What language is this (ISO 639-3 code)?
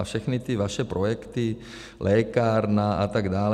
ces